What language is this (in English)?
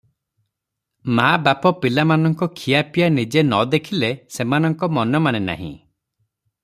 Odia